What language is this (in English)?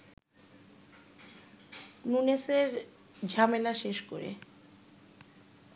Bangla